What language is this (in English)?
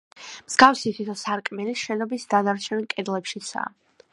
Georgian